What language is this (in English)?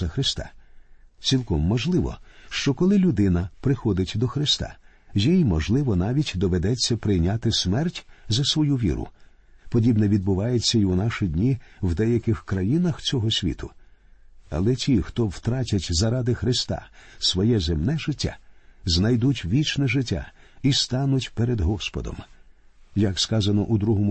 Ukrainian